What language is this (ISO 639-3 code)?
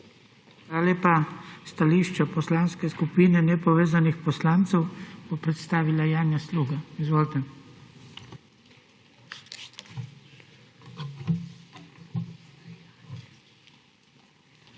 slv